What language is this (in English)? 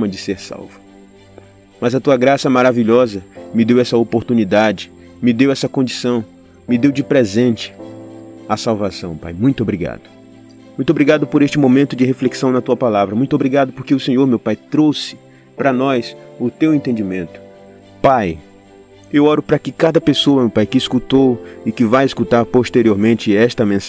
Portuguese